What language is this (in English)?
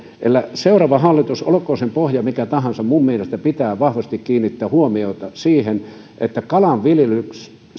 Finnish